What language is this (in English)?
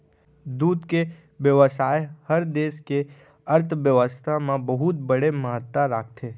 Chhattisgarhi